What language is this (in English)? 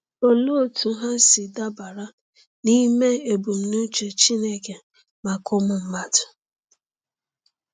Igbo